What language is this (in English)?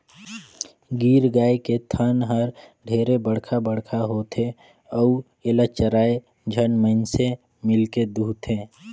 Chhattisgarhi